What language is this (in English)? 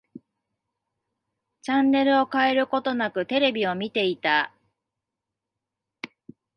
Japanese